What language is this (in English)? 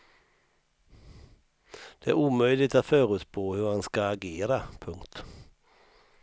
Swedish